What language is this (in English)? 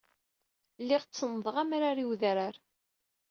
Kabyle